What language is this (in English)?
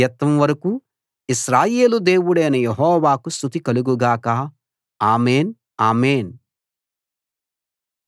Telugu